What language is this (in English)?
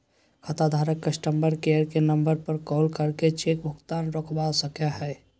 Magahi